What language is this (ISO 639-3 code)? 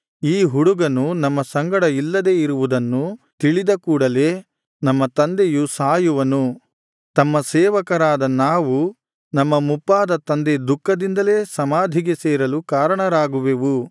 kan